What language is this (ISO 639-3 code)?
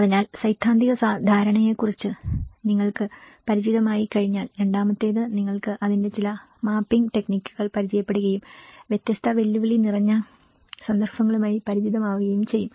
mal